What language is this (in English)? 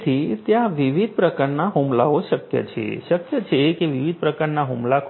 Gujarati